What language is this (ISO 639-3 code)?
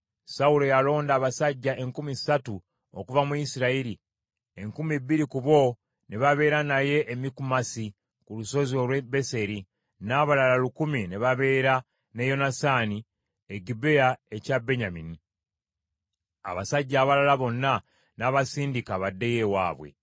lug